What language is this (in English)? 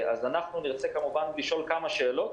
Hebrew